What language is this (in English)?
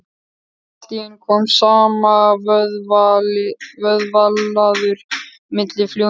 Icelandic